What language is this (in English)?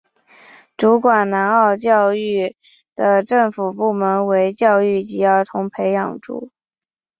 Chinese